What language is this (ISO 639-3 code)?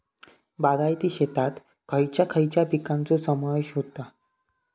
mar